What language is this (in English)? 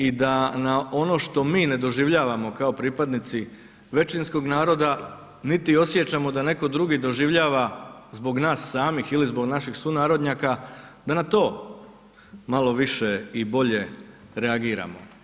Croatian